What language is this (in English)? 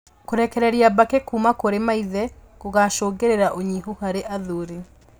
Kikuyu